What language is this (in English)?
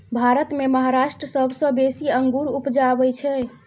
Maithili